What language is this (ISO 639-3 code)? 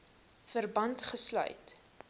afr